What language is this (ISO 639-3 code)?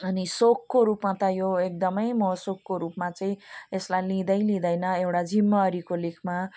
nep